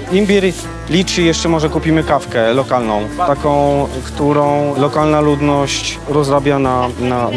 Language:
Polish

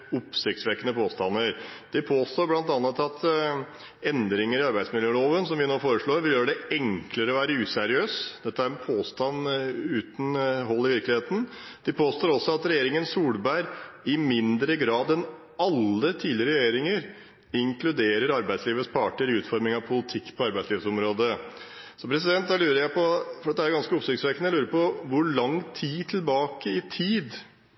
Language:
Norwegian Bokmål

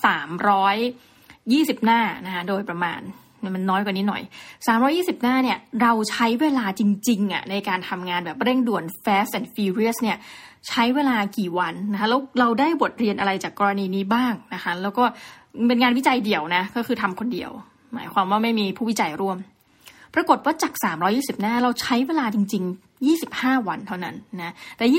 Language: Thai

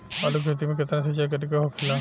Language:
Bhojpuri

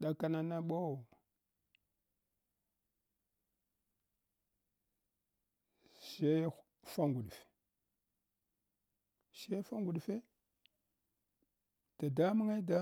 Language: Hwana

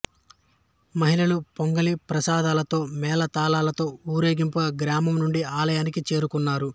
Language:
Telugu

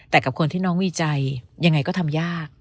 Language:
Thai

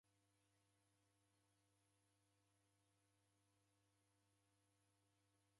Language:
Taita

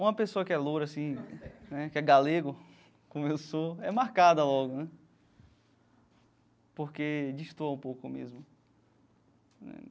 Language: Portuguese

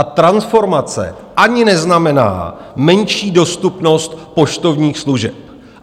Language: Czech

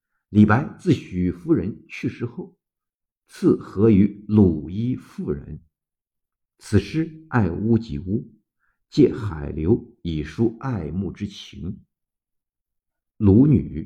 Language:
Chinese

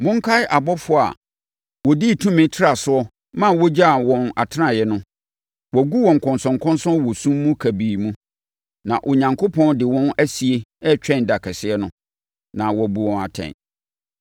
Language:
Akan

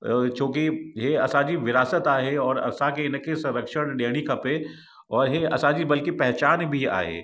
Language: Sindhi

